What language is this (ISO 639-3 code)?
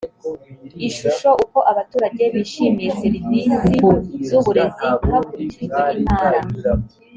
kin